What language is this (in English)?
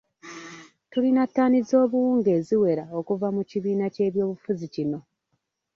Ganda